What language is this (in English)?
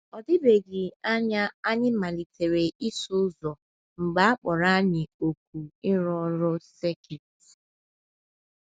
Igbo